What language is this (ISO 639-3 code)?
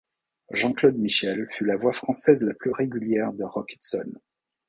fra